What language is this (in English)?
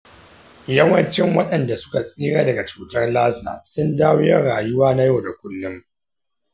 Hausa